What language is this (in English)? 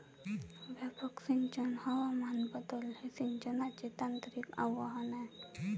Marathi